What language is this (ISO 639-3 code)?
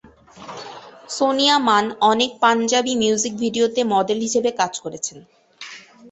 ben